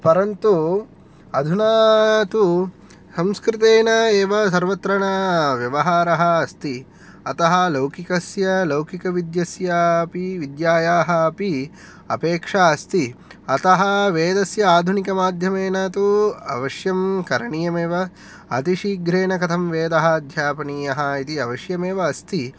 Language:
Sanskrit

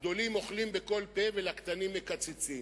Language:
Hebrew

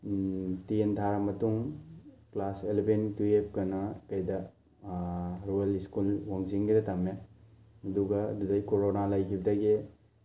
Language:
Manipuri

